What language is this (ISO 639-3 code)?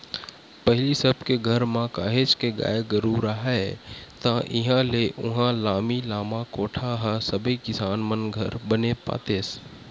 hne